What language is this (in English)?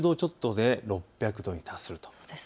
Japanese